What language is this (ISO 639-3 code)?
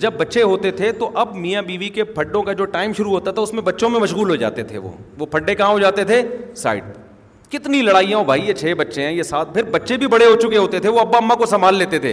urd